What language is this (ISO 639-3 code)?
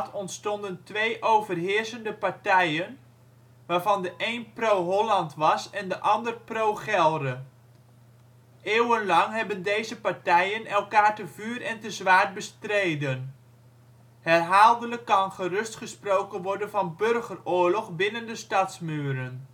nld